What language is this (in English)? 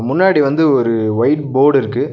Tamil